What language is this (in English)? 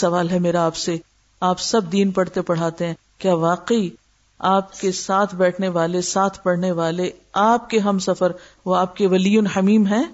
Urdu